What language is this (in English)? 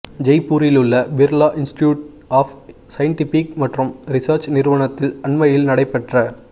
Tamil